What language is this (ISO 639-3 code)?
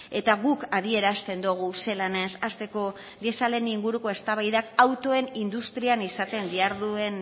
eus